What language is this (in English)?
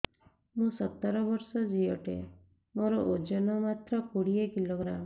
Odia